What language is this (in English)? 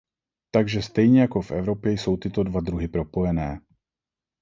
Czech